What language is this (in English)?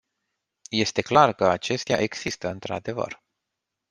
Romanian